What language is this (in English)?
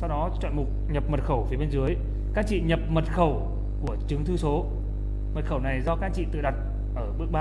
Vietnamese